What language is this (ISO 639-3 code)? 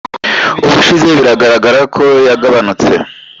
kin